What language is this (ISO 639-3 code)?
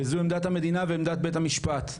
heb